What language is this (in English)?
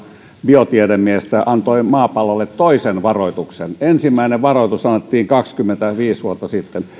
Finnish